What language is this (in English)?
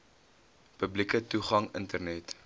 Afrikaans